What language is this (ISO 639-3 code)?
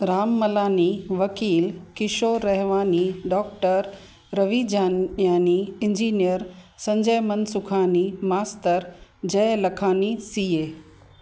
snd